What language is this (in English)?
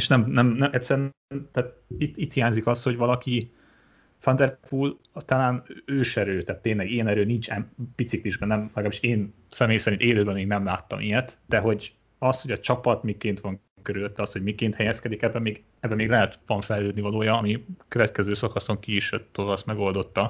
Hungarian